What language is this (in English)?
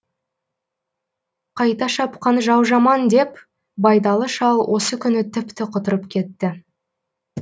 Kazakh